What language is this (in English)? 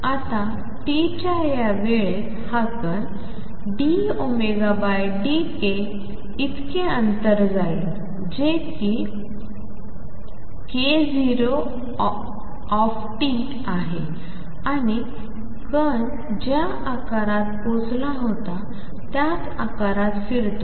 Marathi